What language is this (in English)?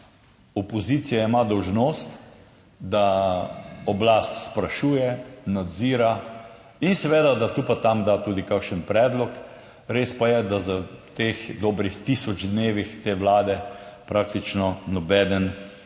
Slovenian